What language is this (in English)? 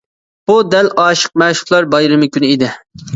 Uyghur